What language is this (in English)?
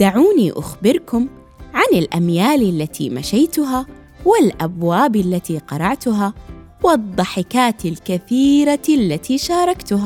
Arabic